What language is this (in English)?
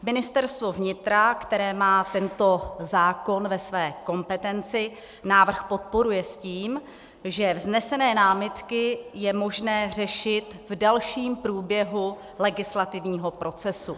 Czech